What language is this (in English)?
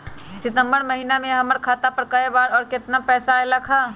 Magahi